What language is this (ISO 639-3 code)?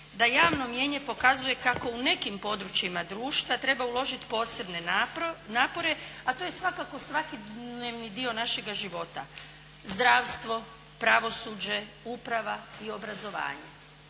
hrv